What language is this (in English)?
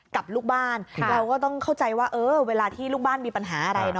Thai